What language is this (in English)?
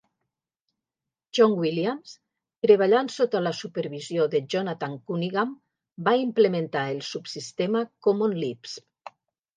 Catalan